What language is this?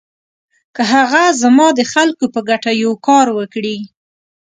Pashto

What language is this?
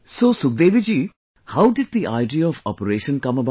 English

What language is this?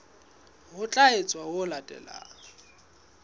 Southern Sotho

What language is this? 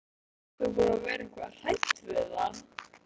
Icelandic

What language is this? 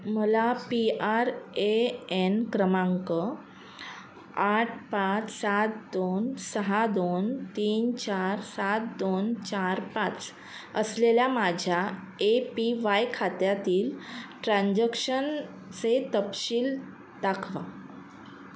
Marathi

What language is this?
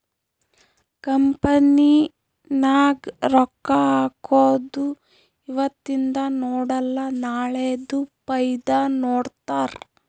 Kannada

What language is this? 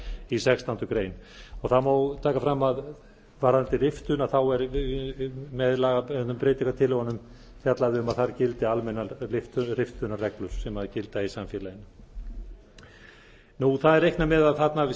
Icelandic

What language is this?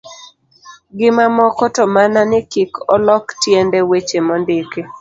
Luo (Kenya and Tanzania)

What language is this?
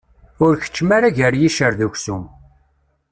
Kabyle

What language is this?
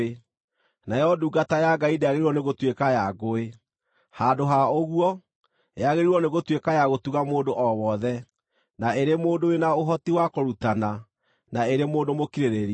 Kikuyu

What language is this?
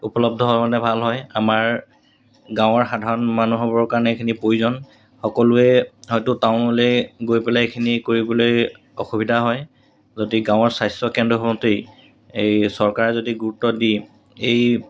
Assamese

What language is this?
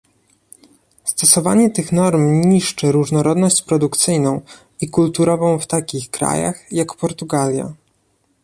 Polish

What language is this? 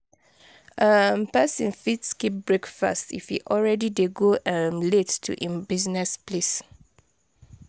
Nigerian Pidgin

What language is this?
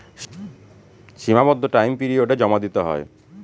Bangla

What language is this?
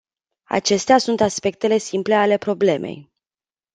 Romanian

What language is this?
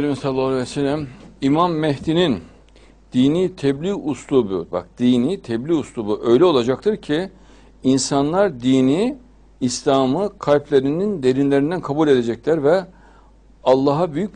Turkish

